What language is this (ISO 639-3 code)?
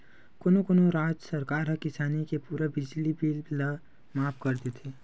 hne